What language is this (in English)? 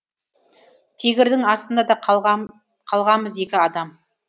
Kazakh